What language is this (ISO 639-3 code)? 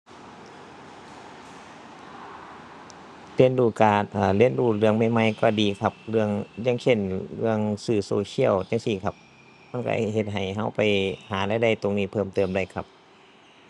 tha